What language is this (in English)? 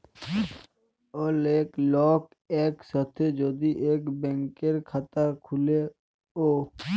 Bangla